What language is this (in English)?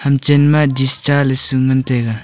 Wancho Naga